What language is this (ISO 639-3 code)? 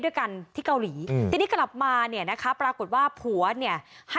tha